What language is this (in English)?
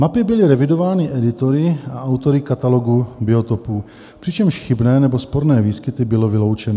Czech